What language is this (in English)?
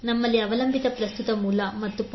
Kannada